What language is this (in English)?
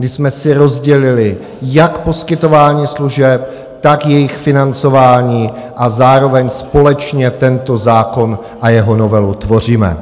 Czech